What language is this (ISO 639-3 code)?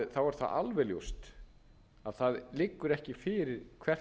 isl